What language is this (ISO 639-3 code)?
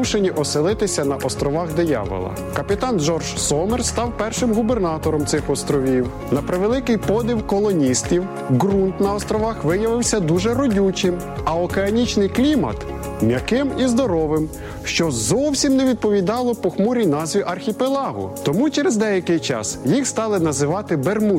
ukr